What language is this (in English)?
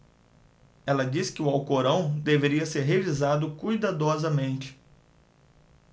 Portuguese